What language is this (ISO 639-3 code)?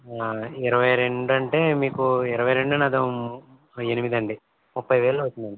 tel